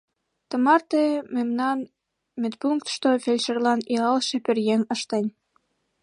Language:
Mari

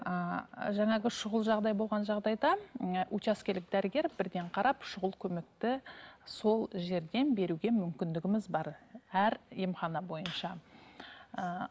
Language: Kazakh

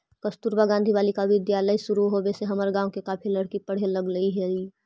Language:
Magahi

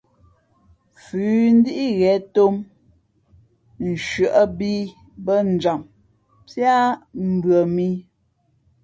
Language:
Fe'fe'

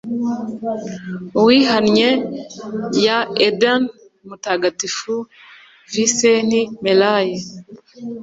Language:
Kinyarwanda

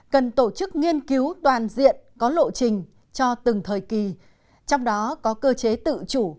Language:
Vietnamese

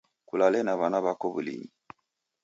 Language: Taita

